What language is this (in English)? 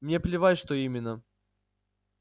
Russian